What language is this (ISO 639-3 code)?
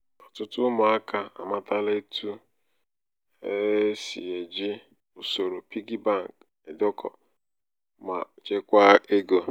ibo